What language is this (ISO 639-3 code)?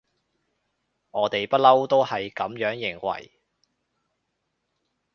yue